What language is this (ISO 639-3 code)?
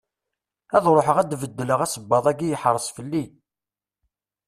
kab